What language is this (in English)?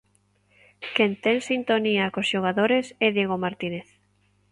Galician